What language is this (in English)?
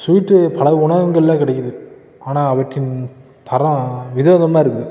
Tamil